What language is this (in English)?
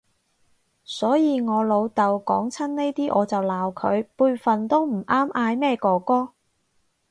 Cantonese